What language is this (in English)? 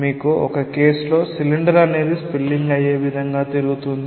Telugu